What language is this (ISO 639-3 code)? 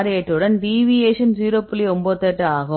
tam